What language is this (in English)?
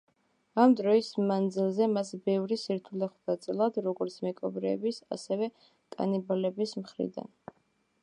Georgian